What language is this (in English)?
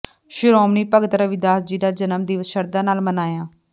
Punjabi